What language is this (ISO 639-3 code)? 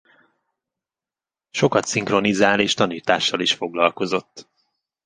hun